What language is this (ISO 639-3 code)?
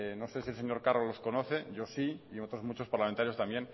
spa